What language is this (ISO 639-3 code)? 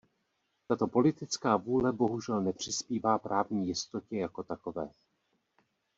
ces